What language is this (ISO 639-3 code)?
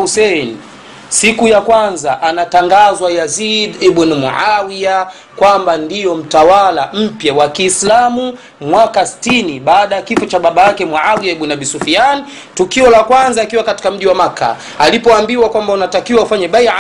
swa